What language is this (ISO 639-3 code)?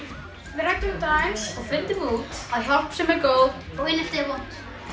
isl